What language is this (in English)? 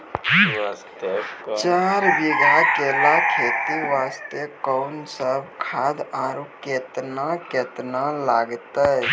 Maithili